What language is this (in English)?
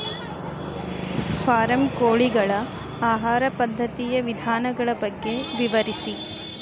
Kannada